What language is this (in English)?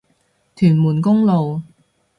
Cantonese